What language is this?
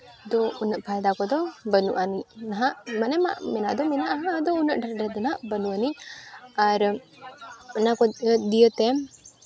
Santali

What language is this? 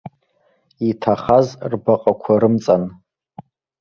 Abkhazian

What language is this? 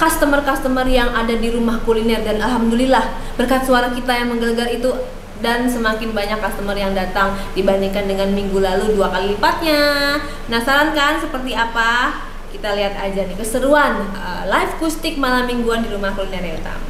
Indonesian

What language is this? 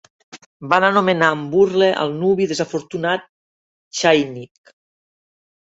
Catalan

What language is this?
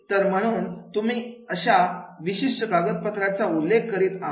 Marathi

